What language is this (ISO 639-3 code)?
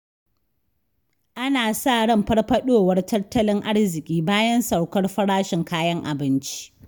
hau